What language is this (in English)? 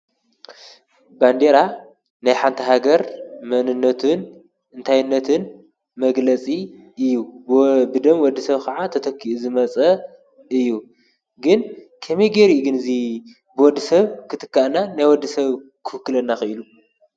Tigrinya